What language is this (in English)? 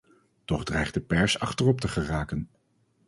Dutch